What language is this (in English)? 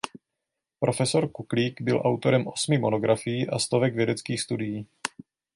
Czech